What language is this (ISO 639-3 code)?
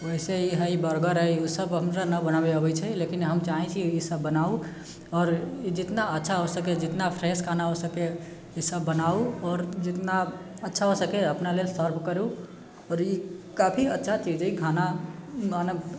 mai